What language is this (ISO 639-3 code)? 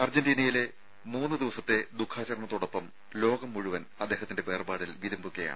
mal